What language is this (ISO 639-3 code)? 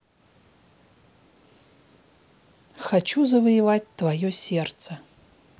rus